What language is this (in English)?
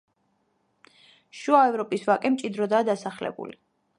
Georgian